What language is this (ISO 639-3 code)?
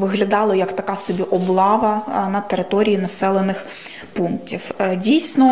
ukr